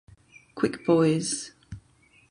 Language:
German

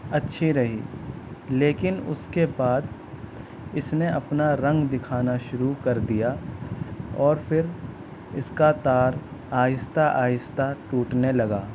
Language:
Urdu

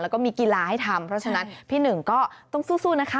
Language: Thai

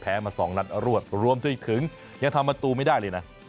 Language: Thai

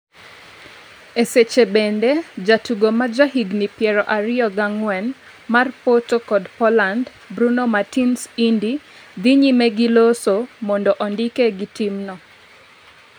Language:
Luo (Kenya and Tanzania)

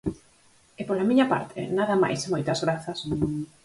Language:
Galician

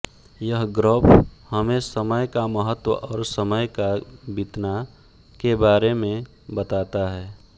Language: Hindi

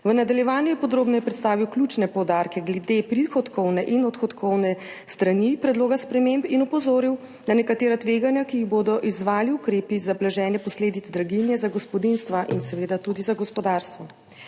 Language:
Slovenian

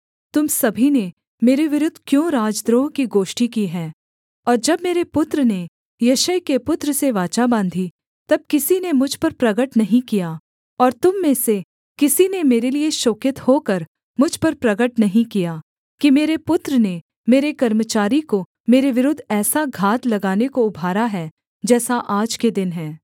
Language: Hindi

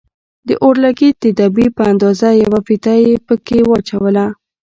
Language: Pashto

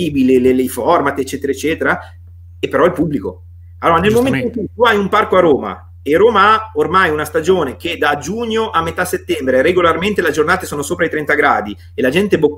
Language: Italian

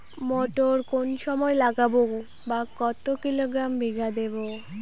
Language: Bangla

